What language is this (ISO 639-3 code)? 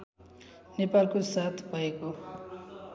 nep